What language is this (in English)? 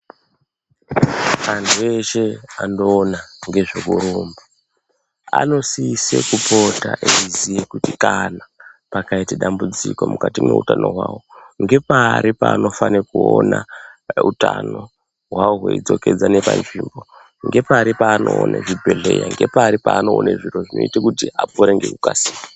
Ndau